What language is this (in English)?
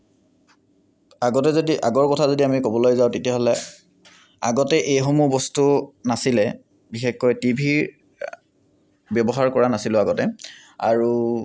Assamese